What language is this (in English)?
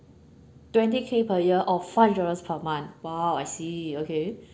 English